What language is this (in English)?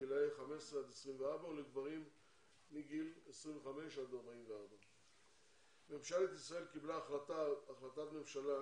Hebrew